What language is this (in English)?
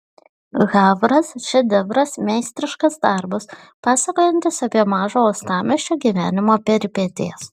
Lithuanian